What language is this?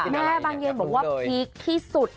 Thai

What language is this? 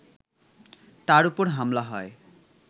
Bangla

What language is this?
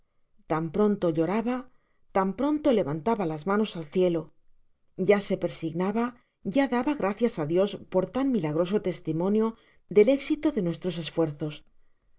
Spanish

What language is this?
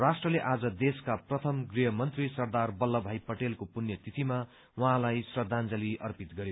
Nepali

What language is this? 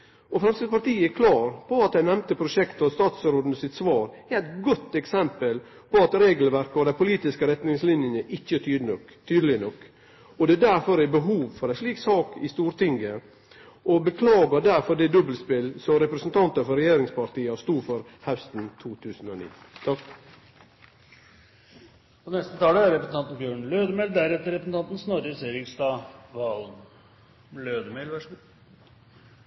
Norwegian Nynorsk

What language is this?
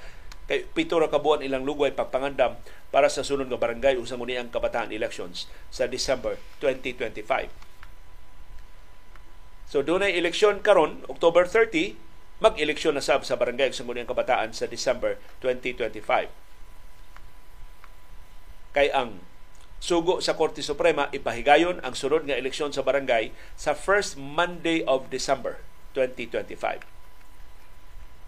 Filipino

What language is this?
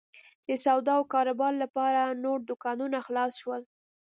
Pashto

